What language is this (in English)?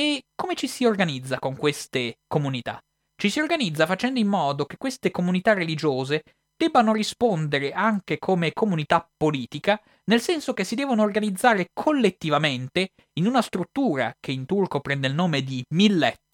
Italian